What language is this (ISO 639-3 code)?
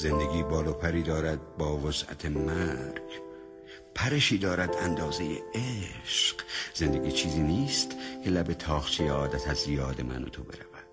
fas